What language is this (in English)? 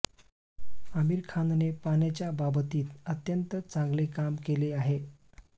Marathi